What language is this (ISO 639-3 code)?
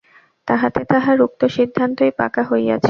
ben